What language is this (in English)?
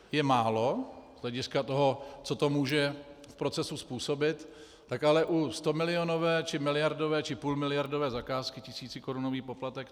Czech